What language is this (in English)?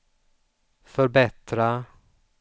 Swedish